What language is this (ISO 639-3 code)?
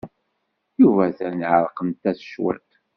kab